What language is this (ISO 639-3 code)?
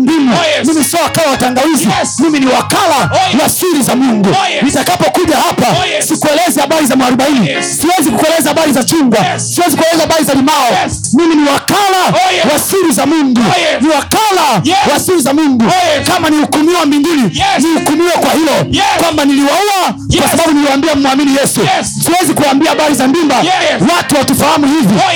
swa